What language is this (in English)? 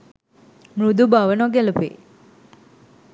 Sinhala